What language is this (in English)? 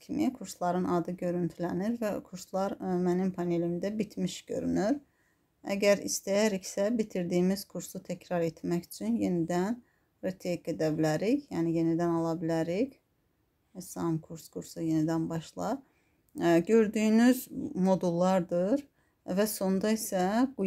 Turkish